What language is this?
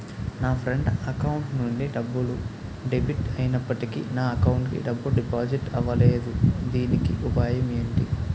Telugu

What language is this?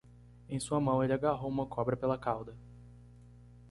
Portuguese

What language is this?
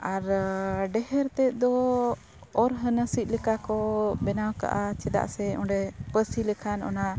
Santali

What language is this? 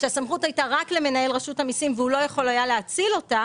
Hebrew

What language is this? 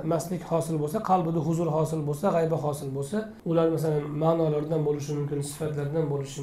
Turkish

